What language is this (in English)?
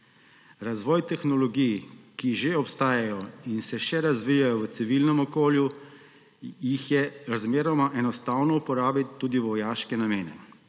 Slovenian